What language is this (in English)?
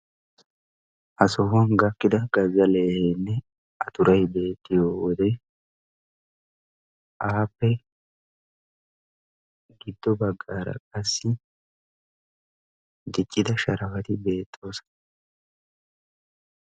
Wolaytta